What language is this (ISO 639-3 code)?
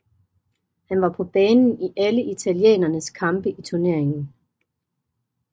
dan